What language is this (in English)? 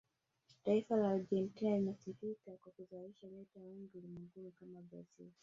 Swahili